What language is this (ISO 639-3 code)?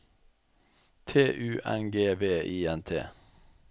nor